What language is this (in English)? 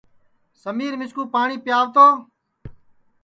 Sansi